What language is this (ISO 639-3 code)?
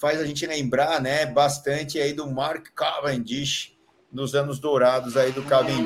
por